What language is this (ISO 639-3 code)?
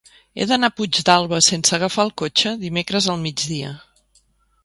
cat